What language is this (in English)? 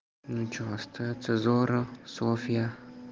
Russian